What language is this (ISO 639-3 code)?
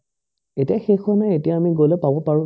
asm